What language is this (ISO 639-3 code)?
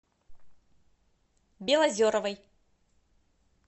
rus